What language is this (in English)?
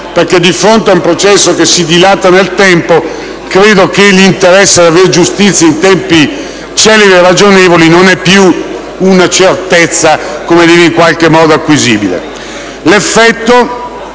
Italian